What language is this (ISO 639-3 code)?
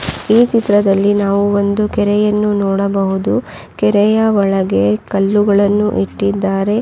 kan